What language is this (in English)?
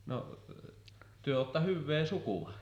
Finnish